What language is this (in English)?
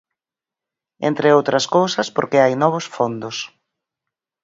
Galician